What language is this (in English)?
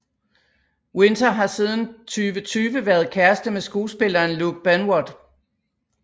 Danish